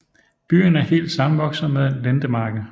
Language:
Danish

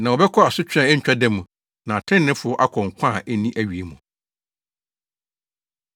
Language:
Akan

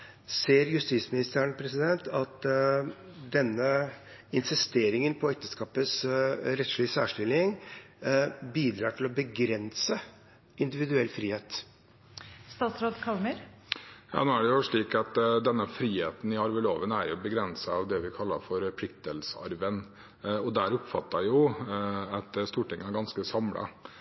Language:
Norwegian Bokmål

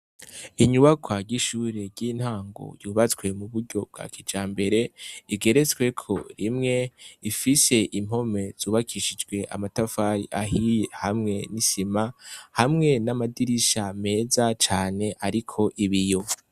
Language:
Rundi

